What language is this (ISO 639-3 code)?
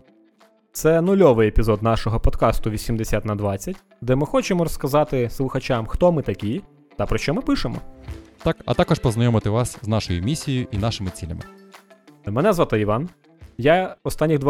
ukr